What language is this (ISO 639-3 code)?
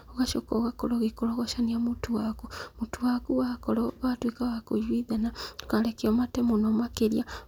kik